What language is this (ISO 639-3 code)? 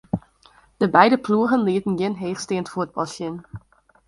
fry